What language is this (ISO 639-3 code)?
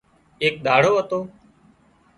kxp